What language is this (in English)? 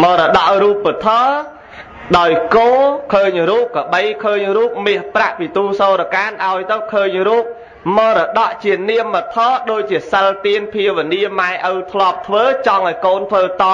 Vietnamese